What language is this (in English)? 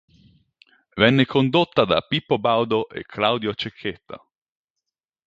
Italian